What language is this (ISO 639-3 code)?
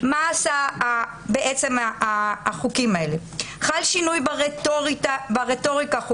heb